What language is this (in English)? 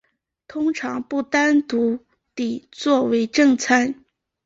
Chinese